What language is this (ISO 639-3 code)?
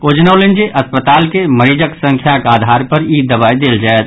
mai